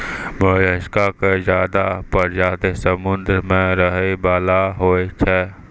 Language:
Maithili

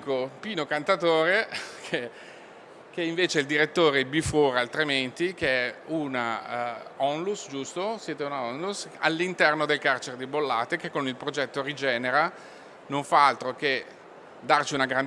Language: Italian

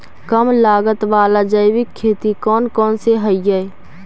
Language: Magahi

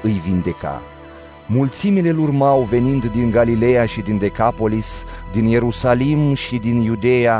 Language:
Romanian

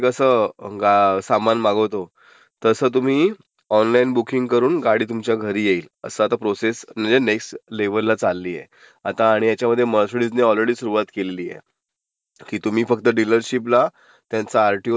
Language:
Marathi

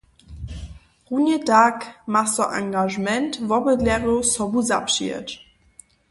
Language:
Upper Sorbian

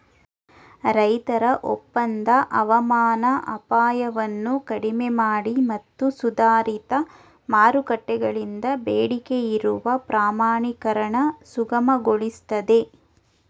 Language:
Kannada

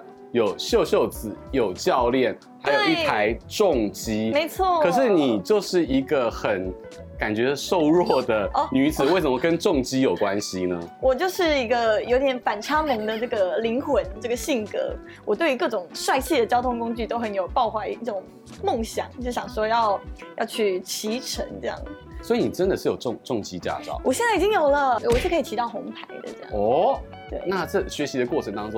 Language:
Chinese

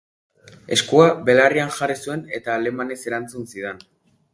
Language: Basque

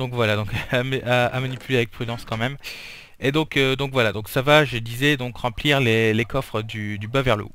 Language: French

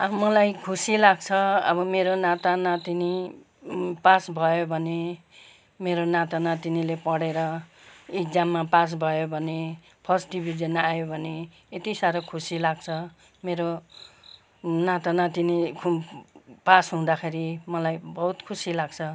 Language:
Nepali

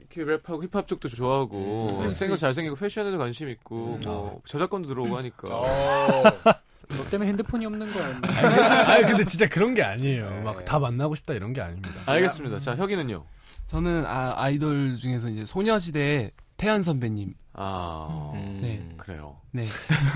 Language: Korean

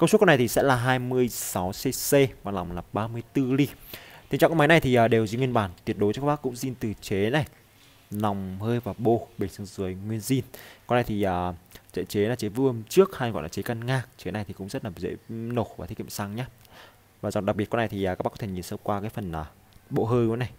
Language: Vietnamese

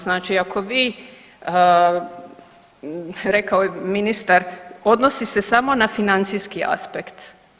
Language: Croatian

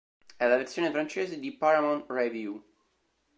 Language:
Italian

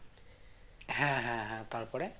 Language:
Bangla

